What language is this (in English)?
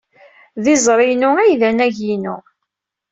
Kabyle